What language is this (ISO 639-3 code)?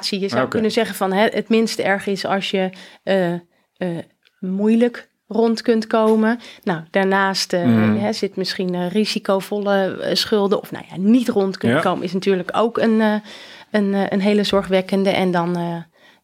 nld